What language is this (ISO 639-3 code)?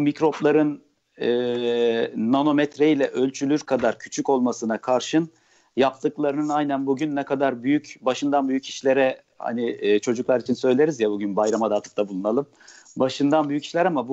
tur